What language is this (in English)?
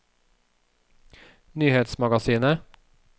Norwegian